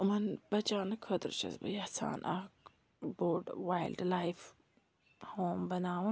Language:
Kashmiri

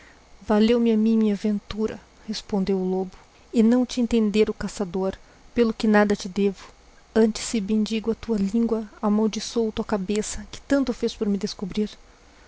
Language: Portuguese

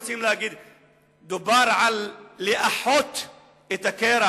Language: Hebrew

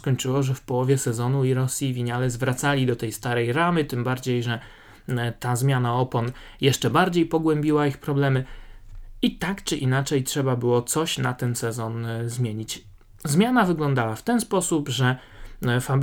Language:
Polish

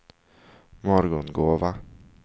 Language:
Swedish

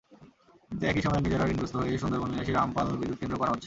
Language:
Bangla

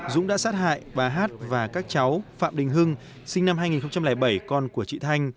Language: Vietnamese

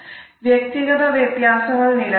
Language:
Malayalam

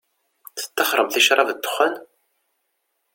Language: Kabyle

